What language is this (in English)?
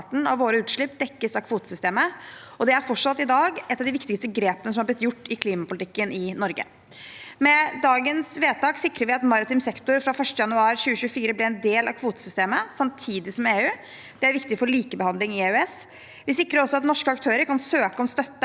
Norwegian